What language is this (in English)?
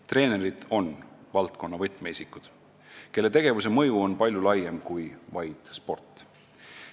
Estonian